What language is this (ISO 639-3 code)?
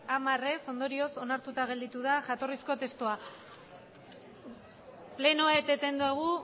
eus